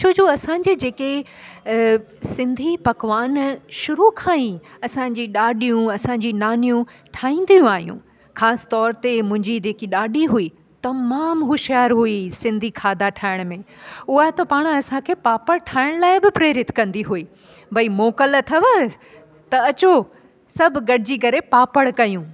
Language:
Sindhi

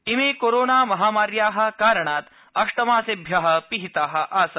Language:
Sanskrit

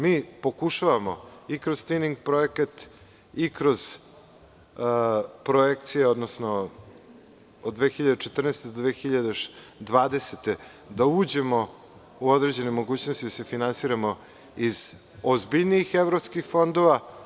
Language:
Serbian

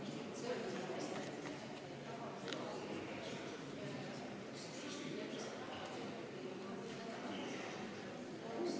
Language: Estonian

